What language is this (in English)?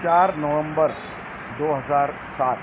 Urdu